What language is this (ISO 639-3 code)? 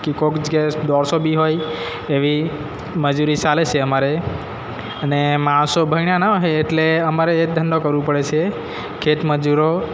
guj